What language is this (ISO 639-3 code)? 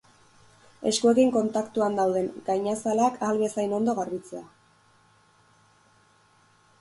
eus